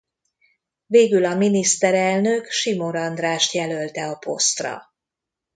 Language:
Hungarian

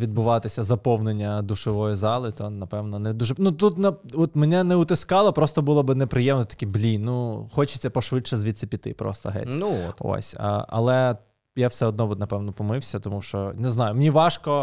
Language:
Ukrainian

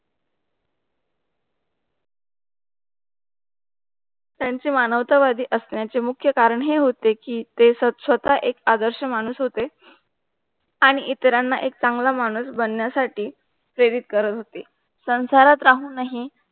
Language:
Marathi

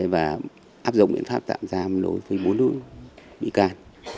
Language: Vietnamese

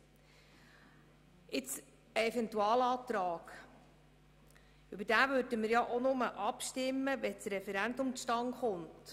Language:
Swiss German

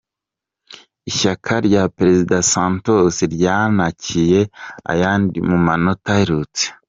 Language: Kinyarwanda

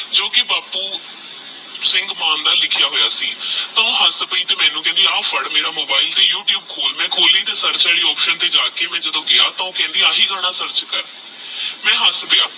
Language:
Punjabi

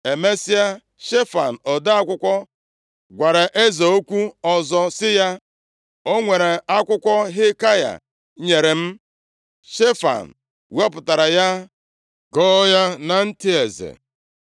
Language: Igbo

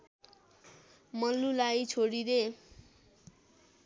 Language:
Nepali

